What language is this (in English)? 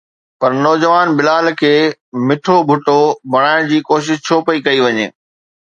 Sindhi